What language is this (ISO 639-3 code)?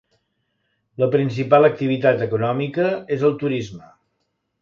cat